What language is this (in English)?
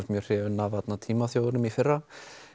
Icelandic